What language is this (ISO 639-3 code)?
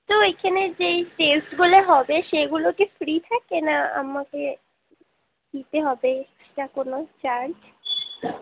ben